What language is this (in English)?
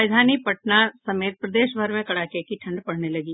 Hindi